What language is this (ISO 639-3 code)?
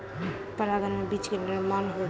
mai